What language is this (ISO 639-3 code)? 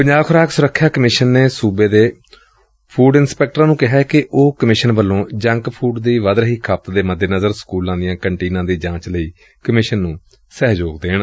pan